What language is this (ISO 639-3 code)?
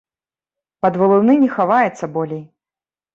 bel